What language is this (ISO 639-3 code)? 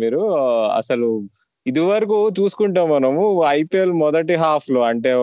tel